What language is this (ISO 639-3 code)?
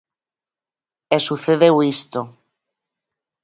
glg